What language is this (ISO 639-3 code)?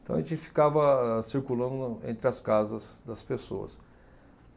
por